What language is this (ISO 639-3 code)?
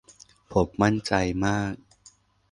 tha